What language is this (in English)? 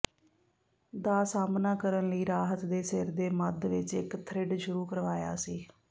Punjabi